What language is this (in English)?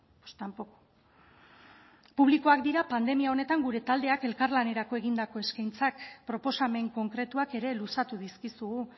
Basque